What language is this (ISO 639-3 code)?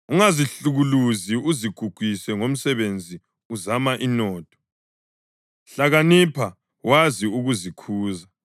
nde